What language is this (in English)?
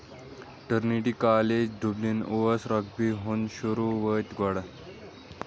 Kashmiri